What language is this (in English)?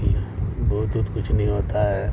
Urdu